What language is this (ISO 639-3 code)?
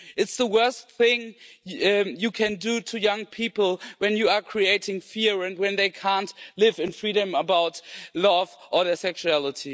eng